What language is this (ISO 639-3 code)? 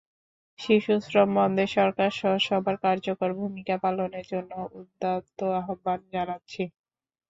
ben